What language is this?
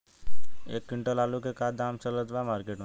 Bhojpuri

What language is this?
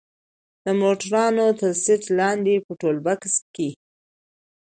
Pashto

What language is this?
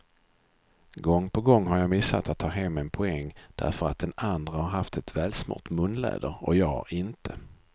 Swedish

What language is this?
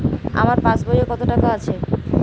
Bangla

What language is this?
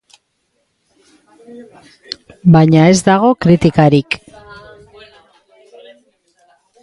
Basque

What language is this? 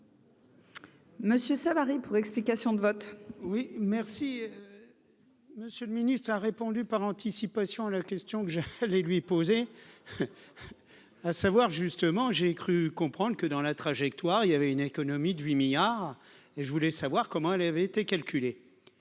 French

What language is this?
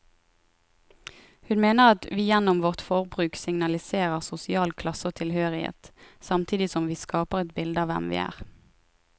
Norwegian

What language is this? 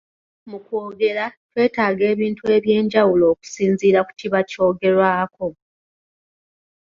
Ganda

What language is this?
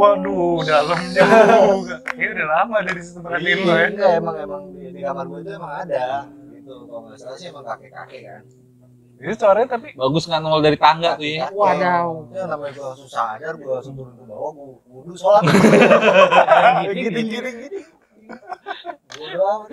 Indonesian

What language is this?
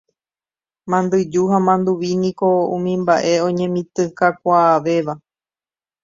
Guarani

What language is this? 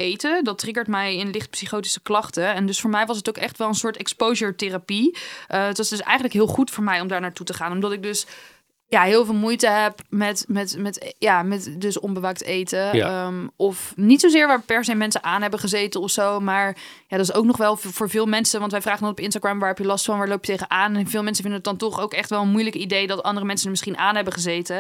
Dutch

